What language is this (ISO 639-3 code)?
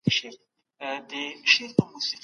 pus